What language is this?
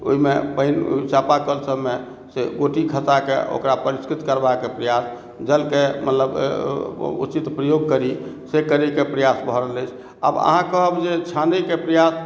Maithili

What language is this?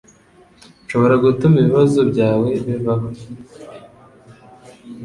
Kinyarwanda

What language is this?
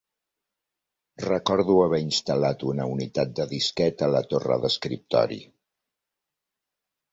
Catalan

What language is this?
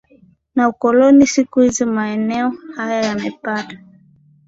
Swahili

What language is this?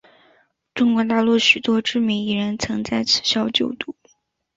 Chinese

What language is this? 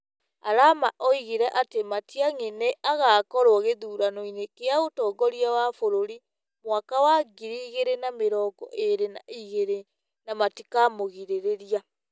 Kikuyu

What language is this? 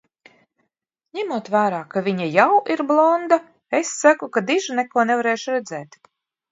Latvian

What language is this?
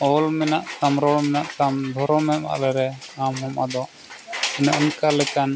Santali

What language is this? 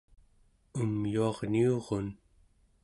Central Yupik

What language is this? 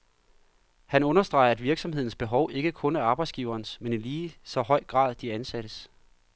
Danish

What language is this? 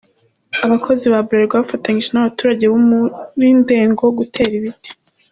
Kinyarwanda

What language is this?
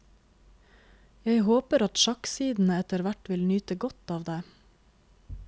Norwegian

